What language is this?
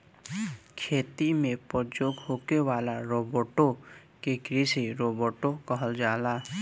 Bhojpuri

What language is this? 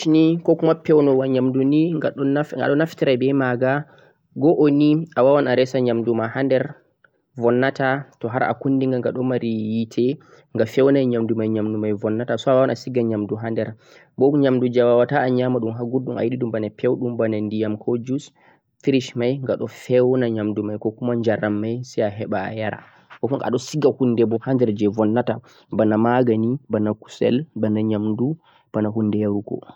Central-Eastern Niger Fulfulde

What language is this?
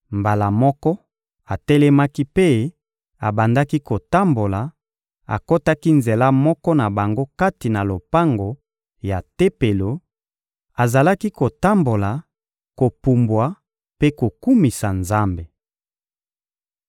Lingala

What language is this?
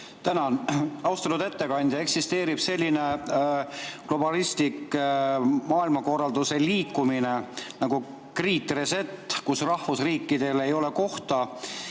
Estonian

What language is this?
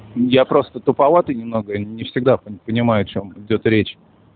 Russian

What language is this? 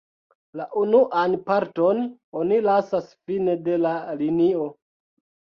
Esperanto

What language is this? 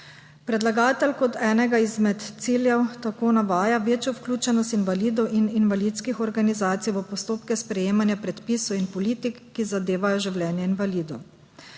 Slovenian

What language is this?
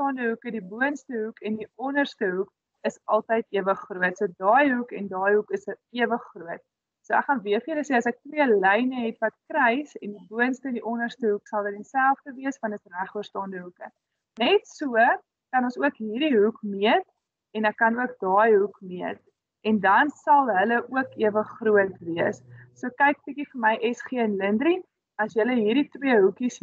Dutch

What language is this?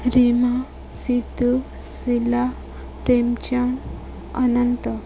Odia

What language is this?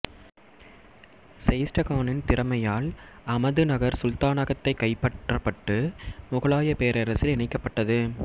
Tamil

